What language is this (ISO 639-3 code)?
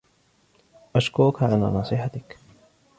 ara